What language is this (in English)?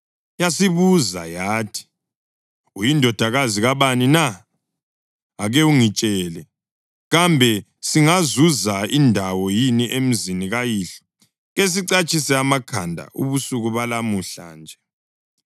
North Ndebele